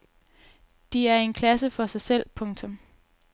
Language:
Danish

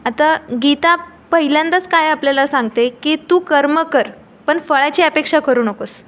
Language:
Marathi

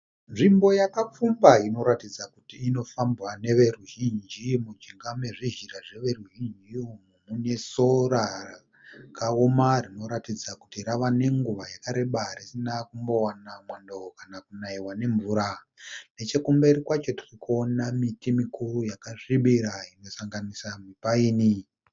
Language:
Shona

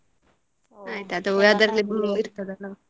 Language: Kannada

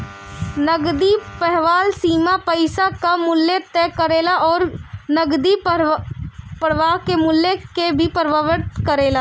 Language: Bhojpuri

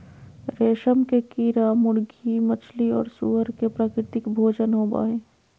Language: Magahi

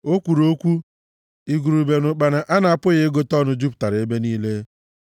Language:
Igbo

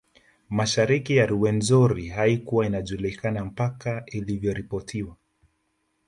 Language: Swahili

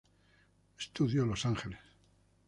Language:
Spanish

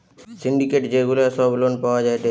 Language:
Bangla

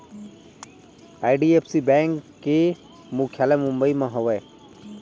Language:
Chhattisgarhi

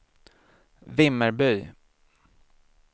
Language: Swedish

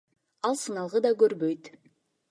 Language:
Kyrgyz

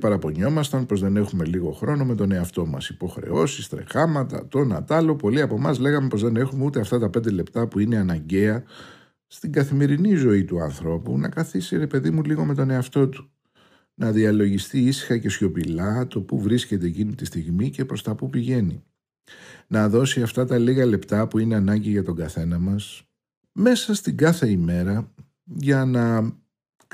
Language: Greek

